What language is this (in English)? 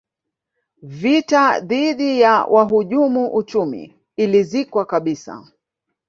Swahili